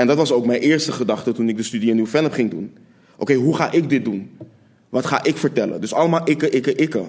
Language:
Dutch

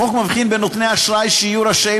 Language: Hebrew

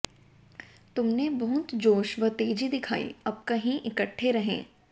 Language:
Hindi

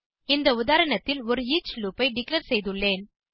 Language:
Tamil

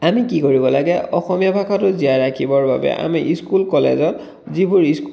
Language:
Assamese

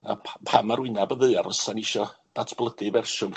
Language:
Welsh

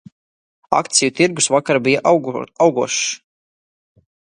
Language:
Latvian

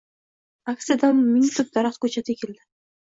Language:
Uzbek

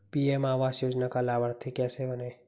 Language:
Hindi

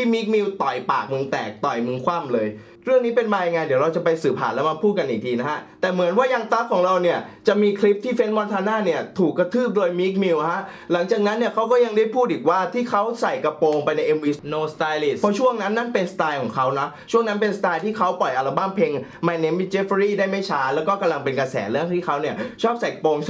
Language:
Thai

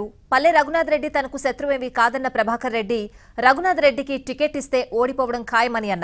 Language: Hindi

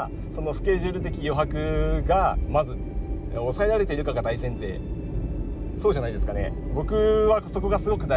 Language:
Japanese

